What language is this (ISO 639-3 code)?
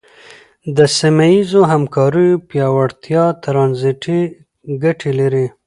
pus